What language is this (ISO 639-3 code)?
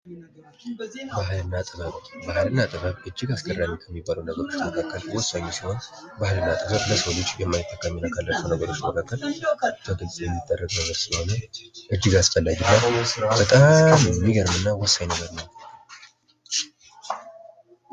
amh